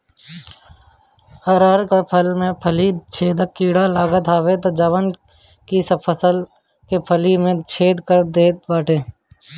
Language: Bhojpuri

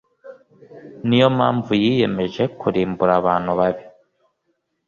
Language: Kinyarwanda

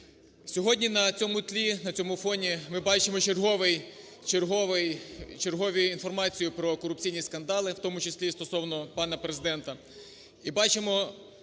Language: Ukrainian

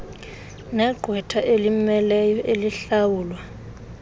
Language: Xhosa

